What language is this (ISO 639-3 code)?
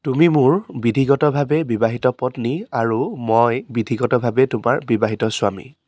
asm